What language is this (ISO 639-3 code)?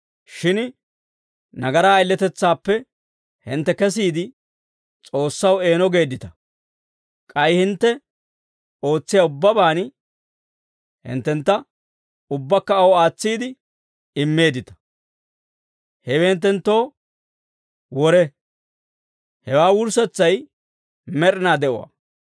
dwr